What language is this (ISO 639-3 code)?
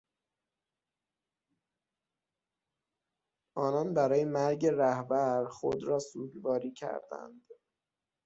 fas